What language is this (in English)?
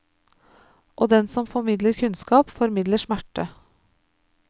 Norwegian